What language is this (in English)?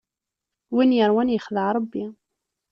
Kabyle